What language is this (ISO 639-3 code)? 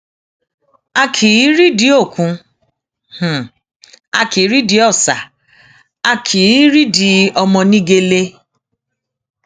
yor